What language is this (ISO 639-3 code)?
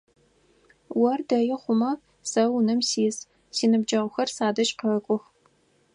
ady